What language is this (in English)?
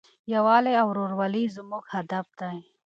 Pashto